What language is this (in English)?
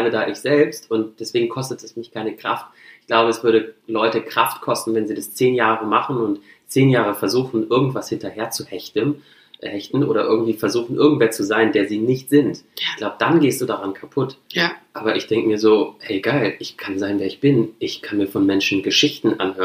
German